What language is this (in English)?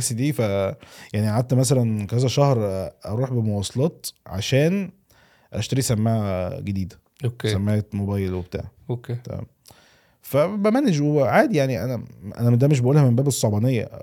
Arabic